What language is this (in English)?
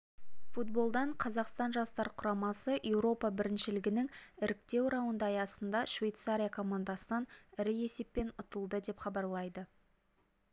Kazakh